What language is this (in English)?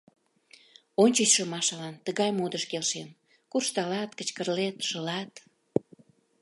Mari